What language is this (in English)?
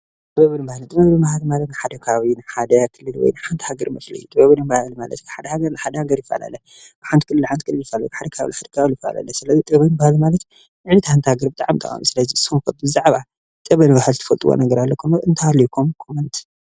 Tigrinya